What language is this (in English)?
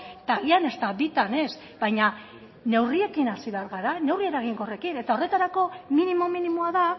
Basque